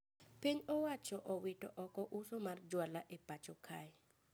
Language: Luo (Kenya and Tanzania)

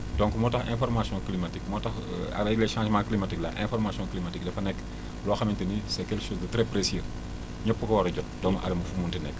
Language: Wolof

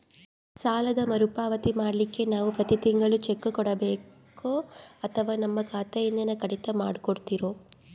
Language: Kannada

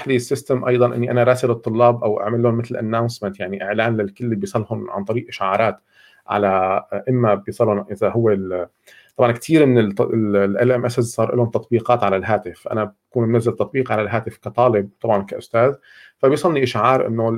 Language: Arabic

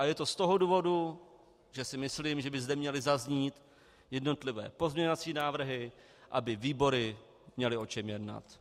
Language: Czech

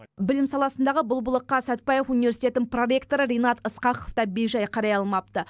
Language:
Kazakh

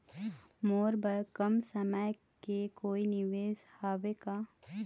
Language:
Chhattisgarhi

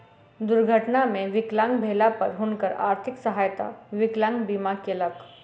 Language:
Maithili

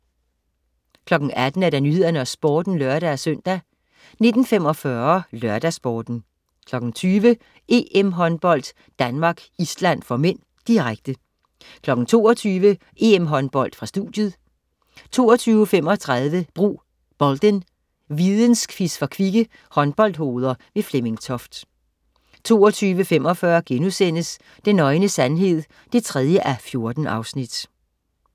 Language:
Danish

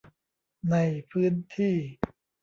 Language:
Thai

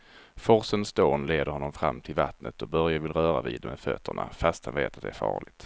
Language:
Swedish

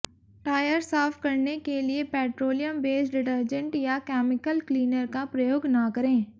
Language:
Hindi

